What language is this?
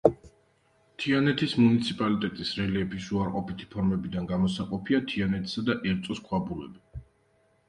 Georgian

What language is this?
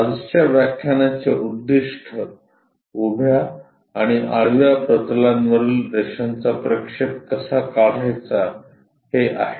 Marathi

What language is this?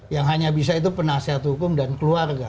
Indonesian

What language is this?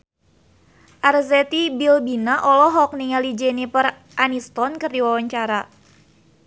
Sundanese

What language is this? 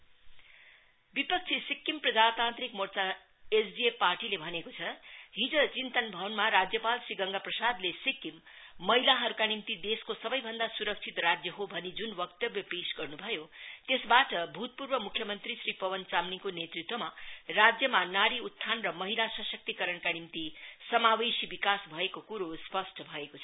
Nepali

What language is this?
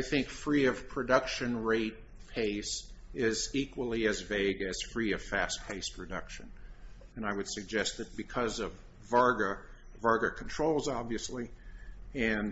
English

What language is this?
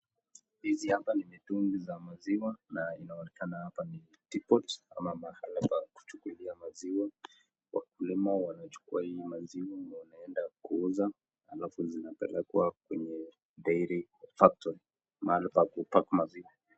Swahili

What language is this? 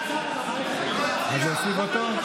Hebrew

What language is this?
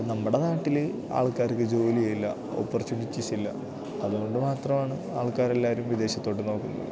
Malayalam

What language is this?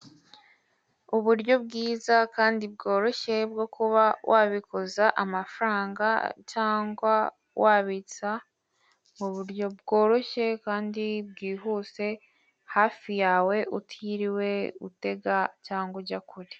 Kinyarwanda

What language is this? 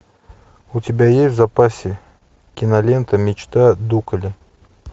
Russian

